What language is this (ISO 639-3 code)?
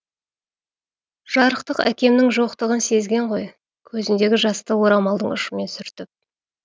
kaz